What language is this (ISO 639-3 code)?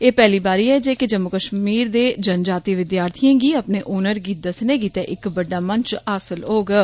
doi